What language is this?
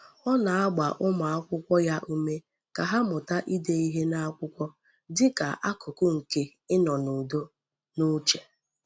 Igbo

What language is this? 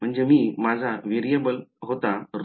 Marathi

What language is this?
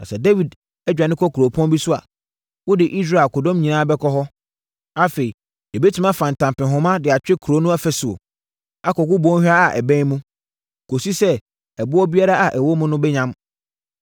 Akan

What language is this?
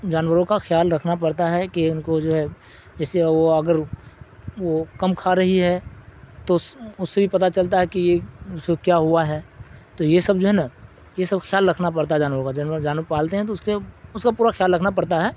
Urdu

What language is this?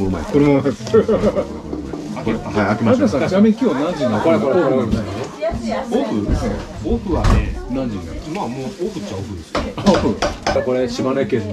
Japanese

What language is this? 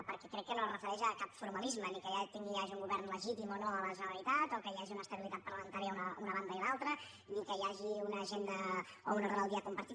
Catalan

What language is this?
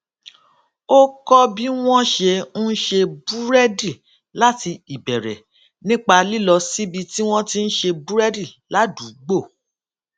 Yoruba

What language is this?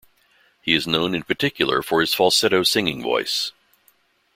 English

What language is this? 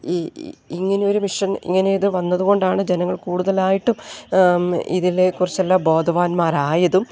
Malayalam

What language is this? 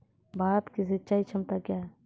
Maithili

